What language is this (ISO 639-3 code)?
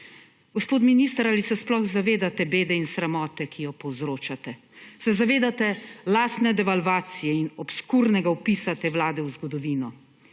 slv